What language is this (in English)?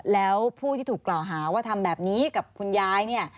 Thai